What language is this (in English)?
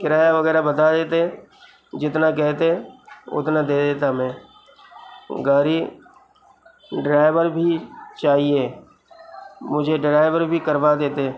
Urdu